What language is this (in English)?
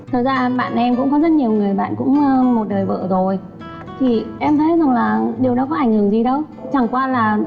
Vietnamese